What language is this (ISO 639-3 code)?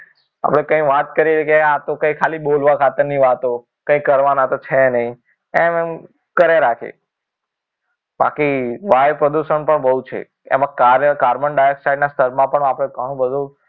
guj